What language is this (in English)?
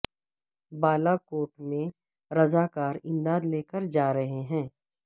Urdu